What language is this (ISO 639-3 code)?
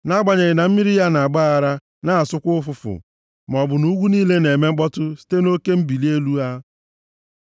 ibo